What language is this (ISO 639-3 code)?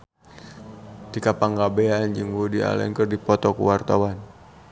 sun